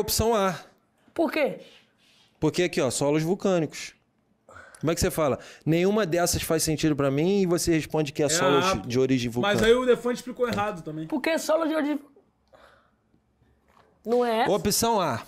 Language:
Portuguese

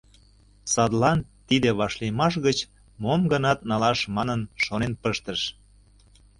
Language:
Mari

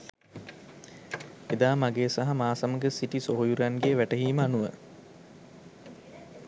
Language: Sinhala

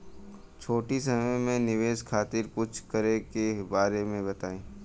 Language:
Bhojpuri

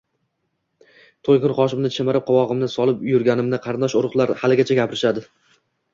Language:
Uzbek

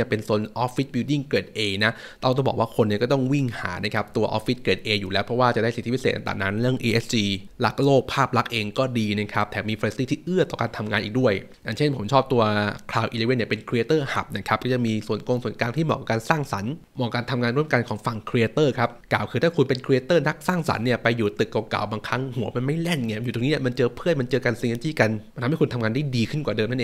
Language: Thai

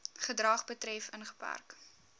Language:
Afrikaans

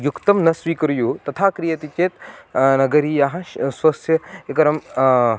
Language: Sanskrit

